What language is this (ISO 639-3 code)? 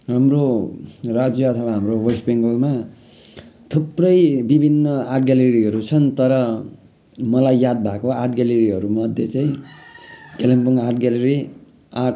nep